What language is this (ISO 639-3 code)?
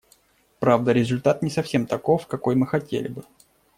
rus